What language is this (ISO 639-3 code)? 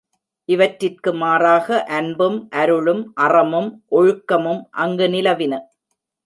tam